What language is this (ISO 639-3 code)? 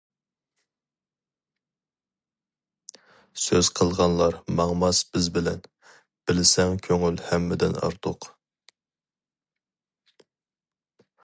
uig